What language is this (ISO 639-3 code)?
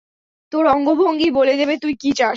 ben